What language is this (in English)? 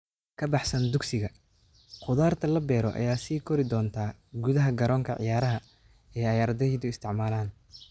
Somali